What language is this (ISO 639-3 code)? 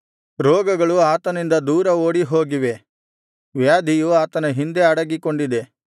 kan